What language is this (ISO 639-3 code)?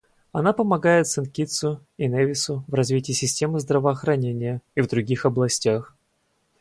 rus